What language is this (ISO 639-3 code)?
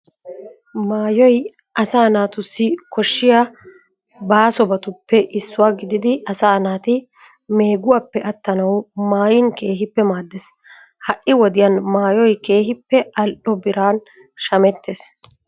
wal